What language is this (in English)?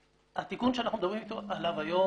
Hebrew